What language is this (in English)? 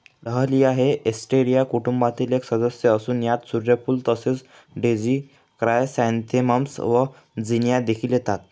Marathi